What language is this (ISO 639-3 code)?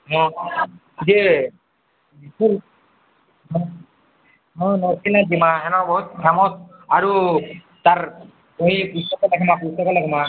ori